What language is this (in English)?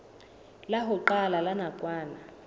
Southern Sotho